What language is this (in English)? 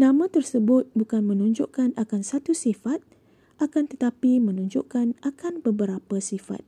Malay